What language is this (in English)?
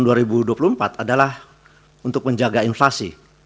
Indonesian